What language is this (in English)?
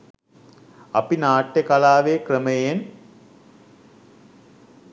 Sinhala